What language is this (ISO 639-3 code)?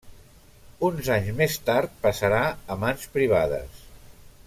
cat